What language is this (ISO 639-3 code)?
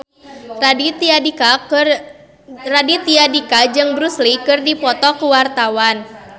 sun